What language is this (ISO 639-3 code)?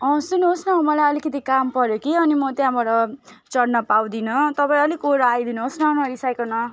nep